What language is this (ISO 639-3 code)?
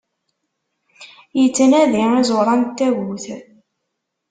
kab